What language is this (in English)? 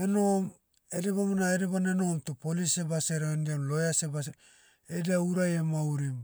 Motu